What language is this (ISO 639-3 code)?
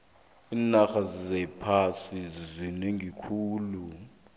nbl